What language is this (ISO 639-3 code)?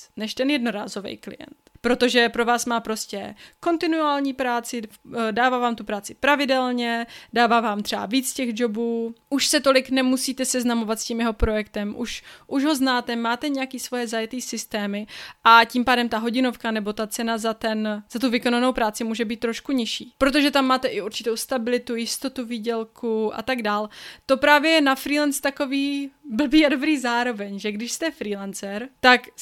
ces